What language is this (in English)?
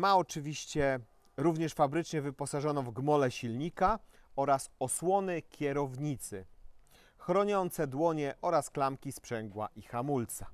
Polish